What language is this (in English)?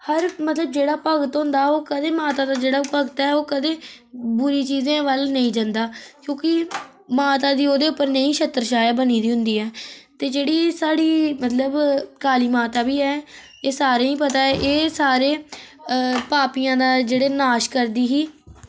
Dogri